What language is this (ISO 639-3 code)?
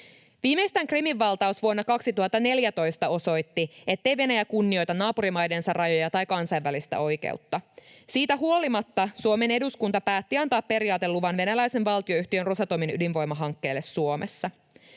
fin